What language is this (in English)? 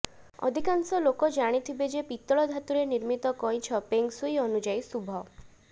Odia